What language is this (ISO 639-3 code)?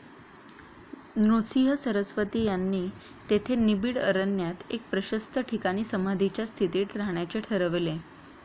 mar